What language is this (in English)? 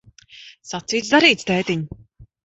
Latvian